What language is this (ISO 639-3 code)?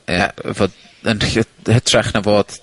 cym